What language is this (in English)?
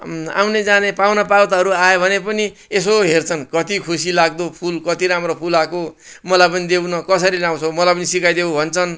Nepali